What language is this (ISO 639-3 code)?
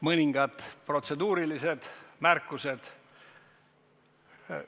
est